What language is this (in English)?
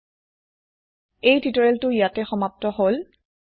Assamese